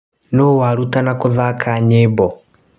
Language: Kikuyu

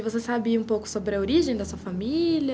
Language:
Portuguese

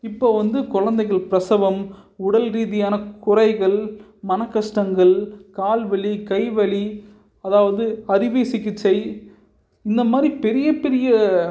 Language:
Tamil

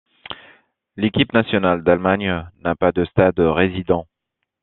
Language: French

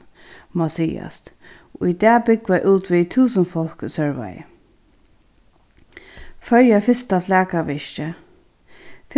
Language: Faroese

